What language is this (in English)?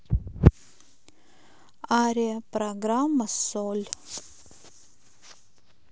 Russian